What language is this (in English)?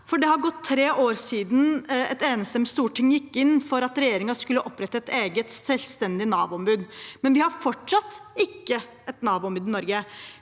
Norwegian